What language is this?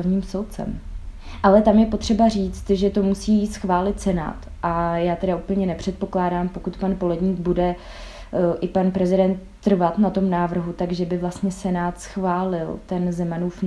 Czech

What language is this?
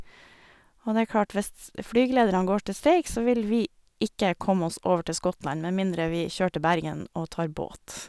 Norwegian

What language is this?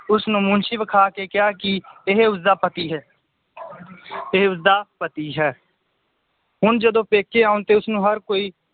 Punjabi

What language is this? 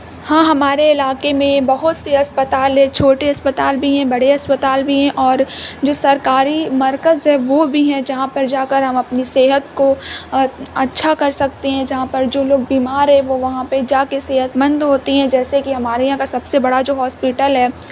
Urdu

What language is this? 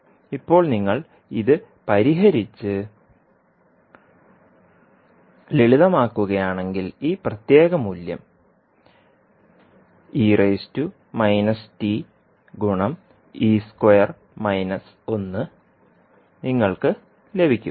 Malayalam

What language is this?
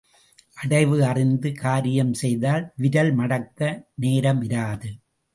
Tamil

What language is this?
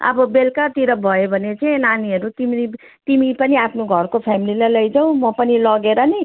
Nepali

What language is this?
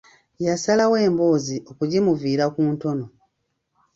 Ganda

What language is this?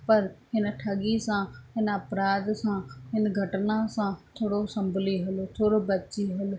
Sindhi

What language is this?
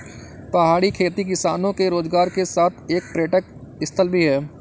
Hindi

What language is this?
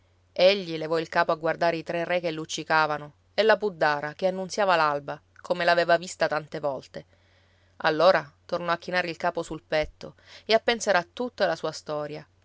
Italian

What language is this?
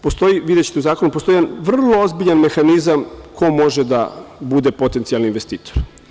Serbian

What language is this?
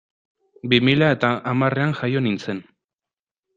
Basque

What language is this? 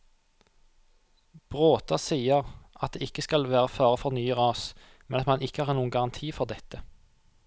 Norwegian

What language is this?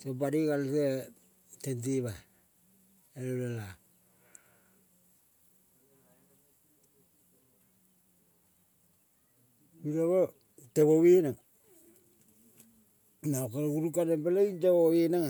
Kol (Papua New Guinea)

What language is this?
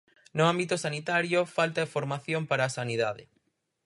Galician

